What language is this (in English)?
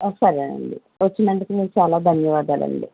Telugu